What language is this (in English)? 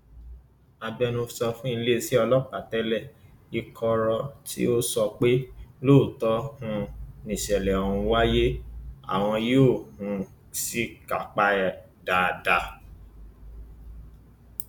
Yoruba